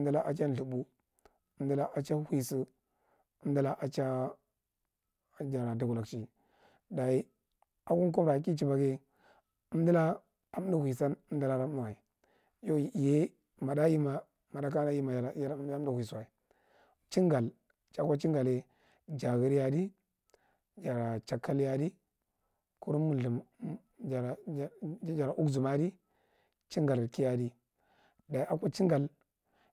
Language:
Marghi Central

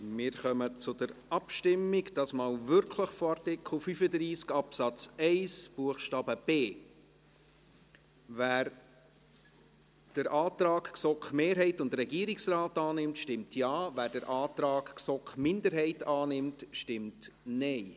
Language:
Swiss German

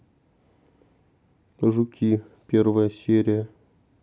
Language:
Russian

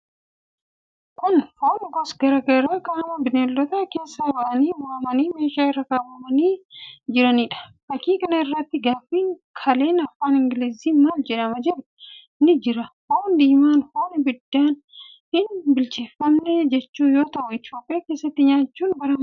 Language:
Oromo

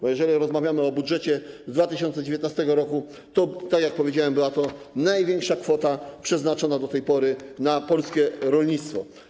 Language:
Polish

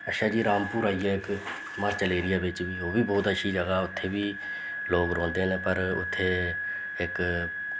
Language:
Dogri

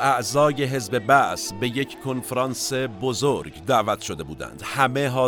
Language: Persian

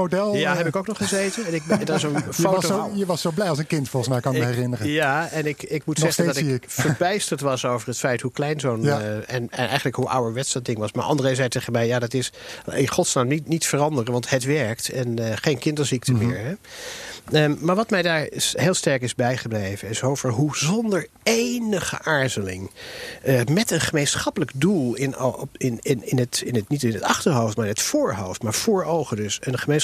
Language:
Dutch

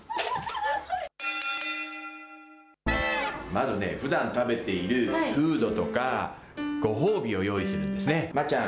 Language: Japanese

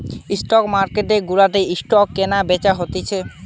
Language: Bangla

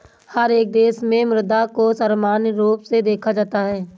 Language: Hindi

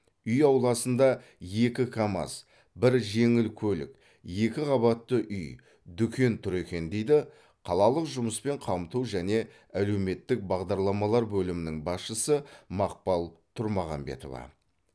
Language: Kazakh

